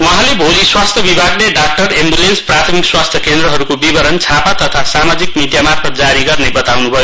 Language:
Nepali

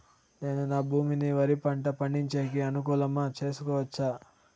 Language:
Telugu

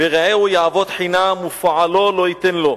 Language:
Hebrew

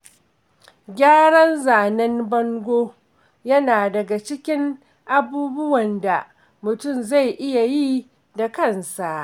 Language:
Hausa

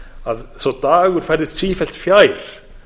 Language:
Icelandic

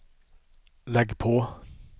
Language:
Swedish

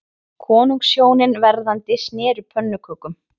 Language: Icelandic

